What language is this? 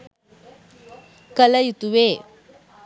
Sinhala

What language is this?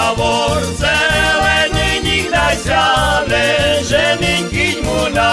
Slovak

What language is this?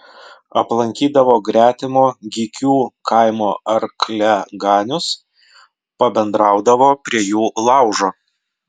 Lithuanian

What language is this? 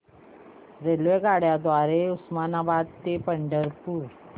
Marathi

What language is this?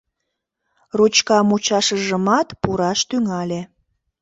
Mari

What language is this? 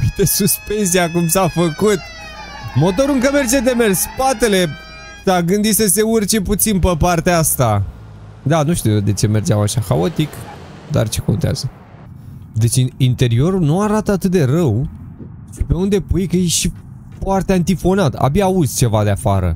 Romanian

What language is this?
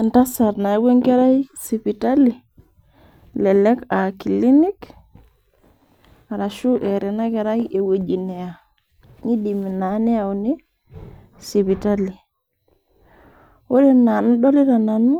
Masai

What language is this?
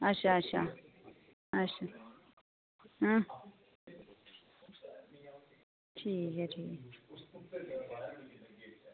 Dogri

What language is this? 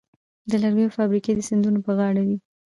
Pashto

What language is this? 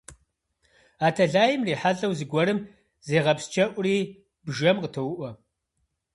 Kabardian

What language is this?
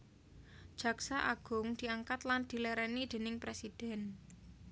Javanese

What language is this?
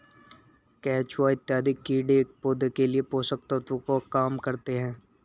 Hindi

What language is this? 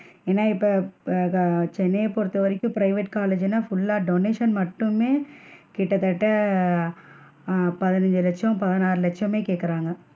Tamil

